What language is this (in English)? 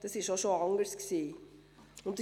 Swiss German